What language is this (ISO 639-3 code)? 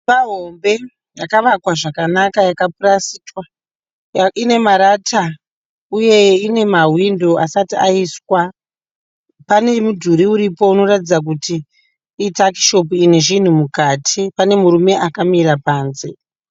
sna